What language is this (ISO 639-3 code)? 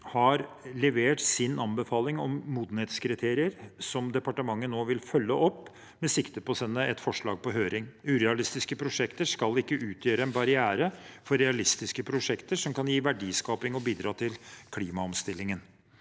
nor